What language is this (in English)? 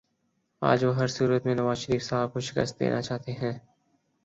Urdu